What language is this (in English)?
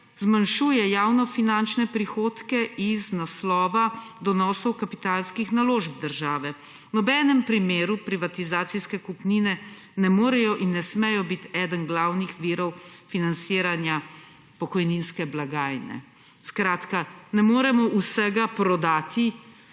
Slovenian